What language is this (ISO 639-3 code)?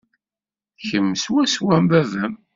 kab